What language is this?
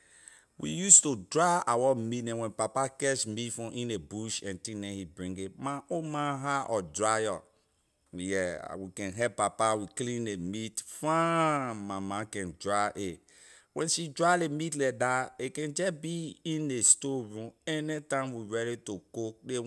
Liberian English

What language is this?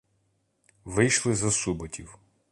Ukrainian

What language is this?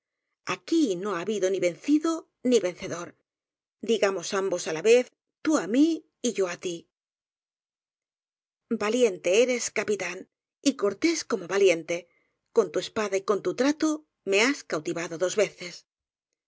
Spanish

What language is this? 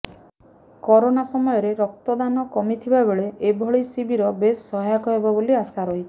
Odia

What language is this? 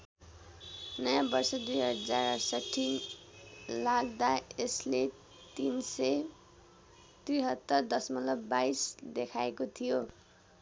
Nepali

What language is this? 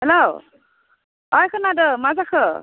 Bodo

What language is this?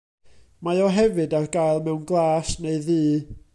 Welsh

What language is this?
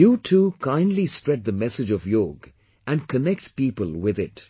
English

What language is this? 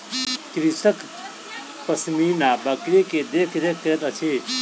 Maithili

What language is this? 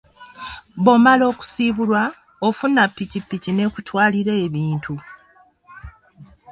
Ganda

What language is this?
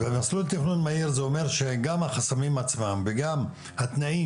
Hebrew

